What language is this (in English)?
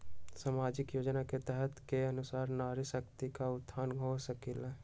Magahi